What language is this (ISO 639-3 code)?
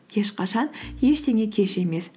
kaz